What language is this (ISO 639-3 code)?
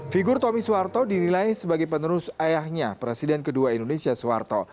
ind